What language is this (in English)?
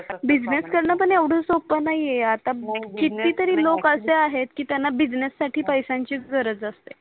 Marathi